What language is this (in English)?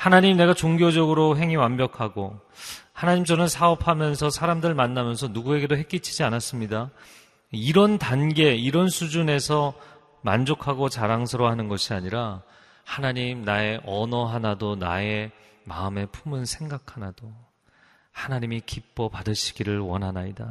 Korean